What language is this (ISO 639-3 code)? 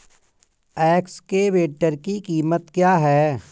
hin